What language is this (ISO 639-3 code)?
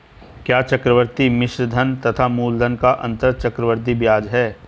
hin